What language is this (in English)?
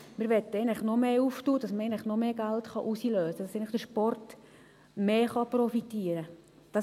Swiss German